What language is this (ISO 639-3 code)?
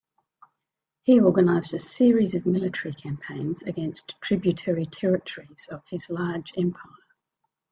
eng